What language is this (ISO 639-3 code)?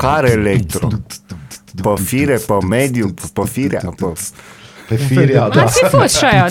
ron